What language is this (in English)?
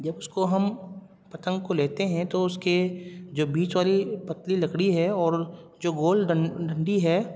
Urdu